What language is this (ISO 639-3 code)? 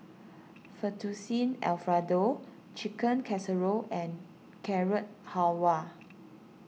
eng